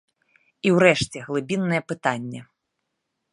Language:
Belarusian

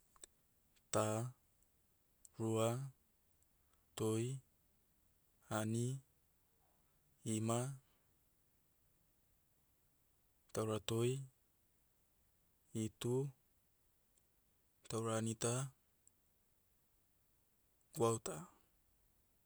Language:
Motu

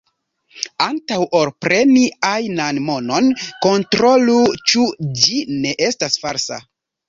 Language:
Esperanto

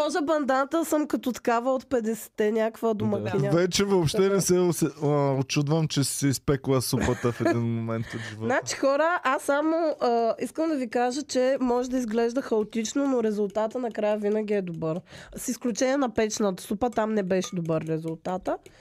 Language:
Bulgarian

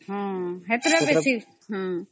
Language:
Odia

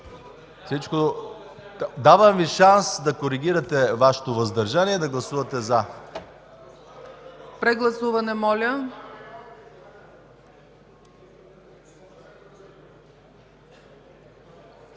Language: Bulgarian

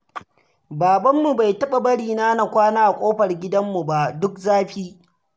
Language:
Hausa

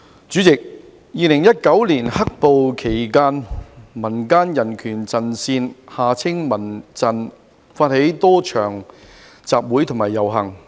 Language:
Cantonese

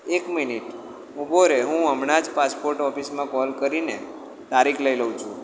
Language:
Gujarati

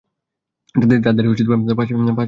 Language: Bangla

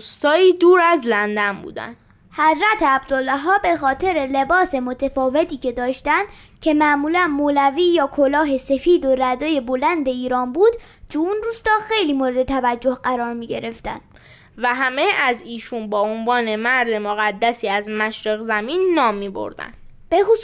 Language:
Persian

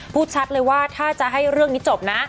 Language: Thai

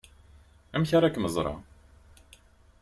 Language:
Kabyle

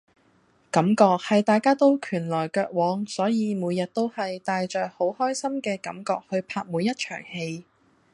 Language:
Cantonese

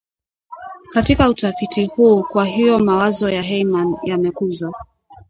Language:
Swahili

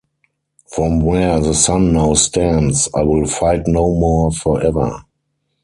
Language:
English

